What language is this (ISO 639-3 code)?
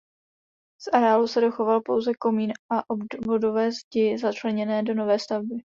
ces